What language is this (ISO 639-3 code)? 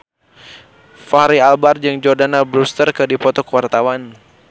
sun